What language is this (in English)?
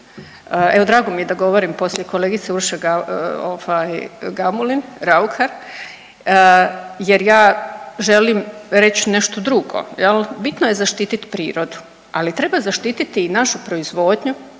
Croatian